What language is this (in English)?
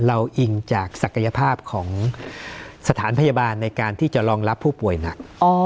Thai